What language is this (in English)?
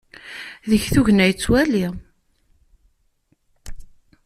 Kabyle